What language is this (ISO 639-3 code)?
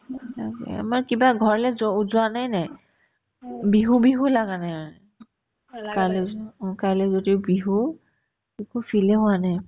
asm